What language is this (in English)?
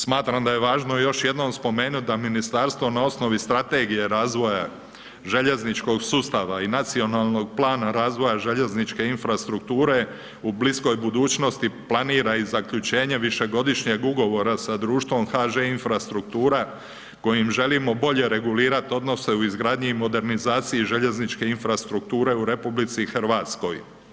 Croatian